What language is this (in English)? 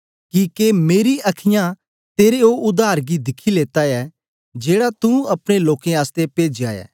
Dogri